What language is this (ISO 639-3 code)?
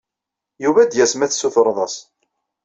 kab